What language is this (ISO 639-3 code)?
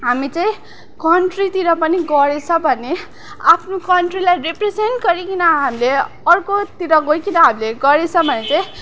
nep